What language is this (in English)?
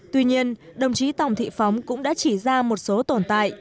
Vietnamese